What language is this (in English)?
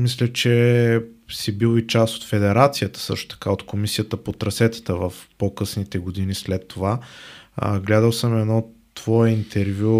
Bulgarian